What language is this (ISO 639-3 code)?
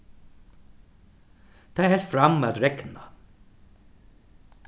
fao